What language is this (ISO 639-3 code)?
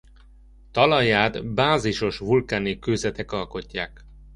hun